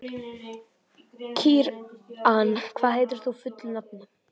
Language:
Icelandic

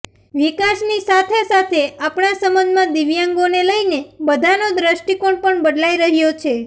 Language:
Gujarati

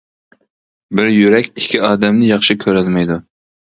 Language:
Uyghur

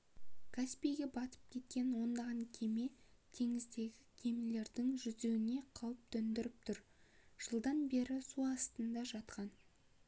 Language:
Kazakh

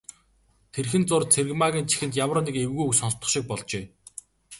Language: Mongolian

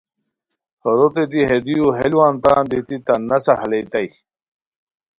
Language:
Khowar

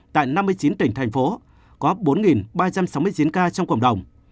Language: Vietnamese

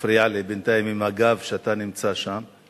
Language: Hebrew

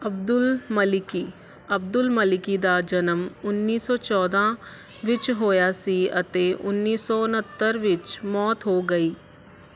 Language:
Punjabi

